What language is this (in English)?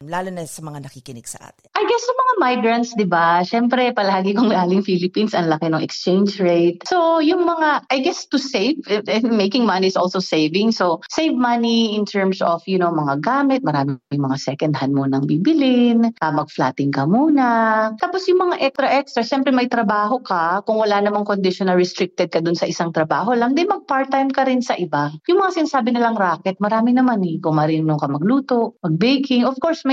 Filipino